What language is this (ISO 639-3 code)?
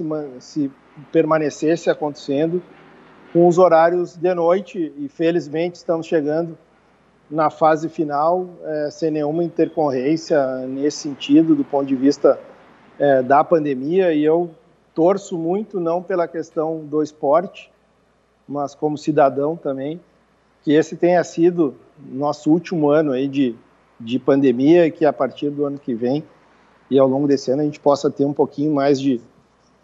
por